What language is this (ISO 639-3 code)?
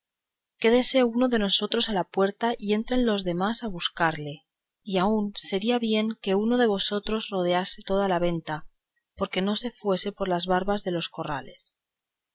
spa